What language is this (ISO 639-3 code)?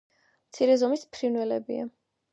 kat